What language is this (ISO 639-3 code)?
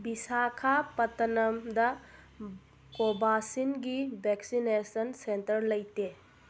mni